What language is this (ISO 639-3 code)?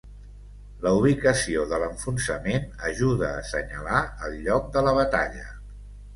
cat